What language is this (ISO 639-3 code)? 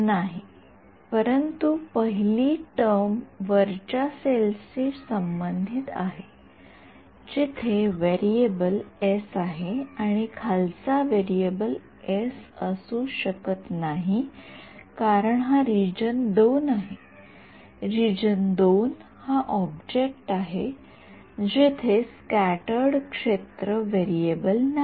mar